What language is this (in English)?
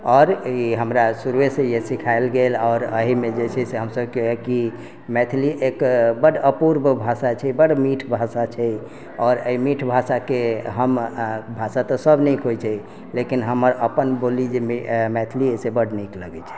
Maithili